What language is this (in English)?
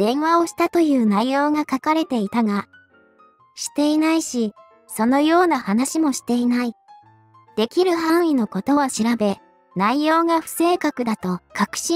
Japanese